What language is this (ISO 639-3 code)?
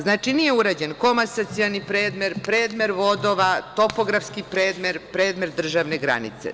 srp